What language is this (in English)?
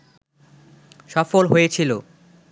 Bangla